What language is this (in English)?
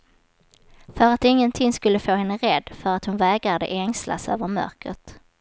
Swedish